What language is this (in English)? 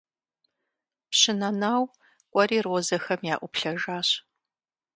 Kabardian